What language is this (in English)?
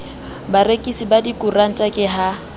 Southern Sotho